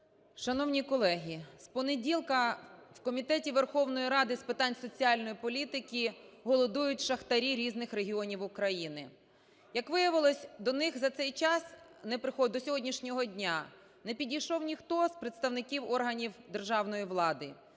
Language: Ukrainian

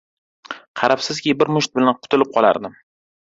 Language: Uzbek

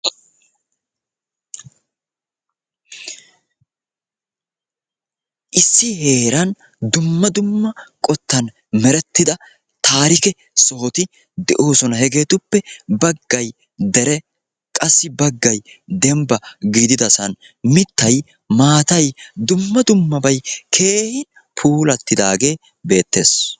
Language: Wolaytta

